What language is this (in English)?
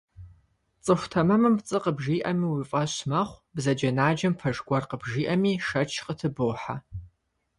Kabardian